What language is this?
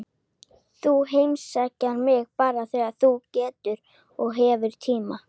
Icelandic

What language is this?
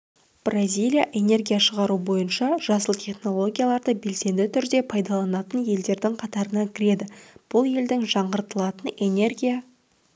Kazakh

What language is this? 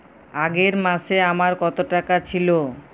Bangla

